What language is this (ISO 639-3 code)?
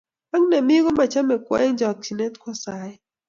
kln